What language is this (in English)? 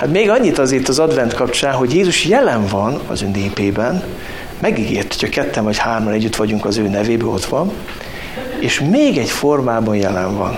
Hungarian